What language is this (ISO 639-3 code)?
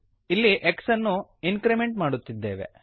kan